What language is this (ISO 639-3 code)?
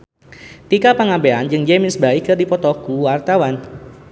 sun